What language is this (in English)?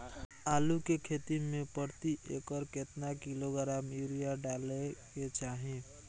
Maithili